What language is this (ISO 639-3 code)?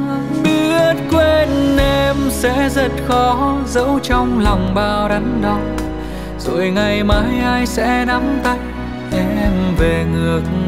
vie